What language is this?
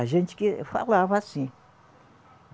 Portuguese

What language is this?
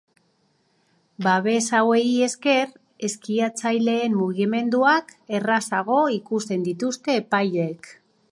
Basque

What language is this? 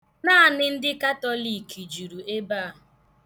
Igbo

